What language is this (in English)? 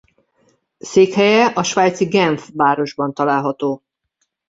Hungarian